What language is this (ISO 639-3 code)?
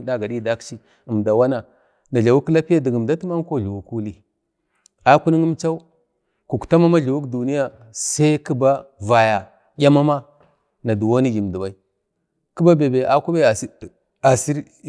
bde